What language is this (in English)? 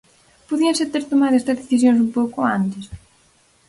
Galician